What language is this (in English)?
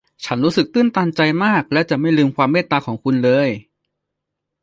Thai